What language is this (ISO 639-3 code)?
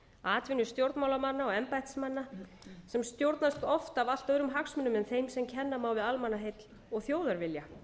isl